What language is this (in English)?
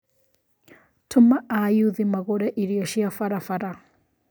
Kikuyu